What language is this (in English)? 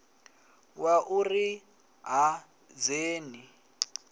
Venda